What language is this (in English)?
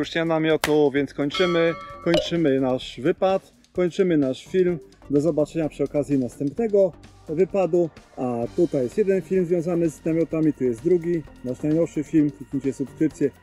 Polish